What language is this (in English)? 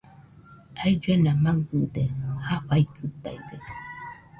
Nüpode Huitoto